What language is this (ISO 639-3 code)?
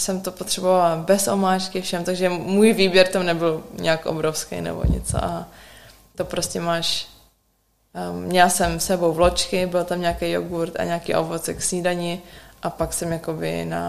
ces